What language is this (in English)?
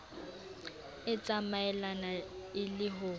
Southern Sotho